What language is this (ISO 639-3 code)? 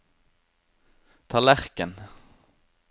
nor